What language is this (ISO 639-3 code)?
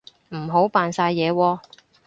yue